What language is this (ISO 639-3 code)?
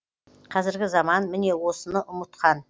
kaz